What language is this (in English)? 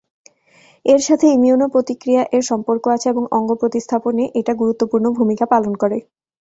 Bangla